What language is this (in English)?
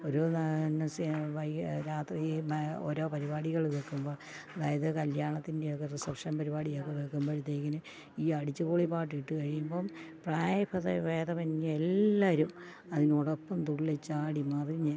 Malayalam